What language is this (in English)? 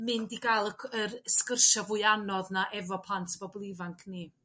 Welsh